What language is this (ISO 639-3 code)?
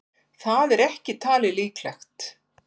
isl